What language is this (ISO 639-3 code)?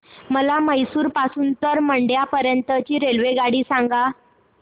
mar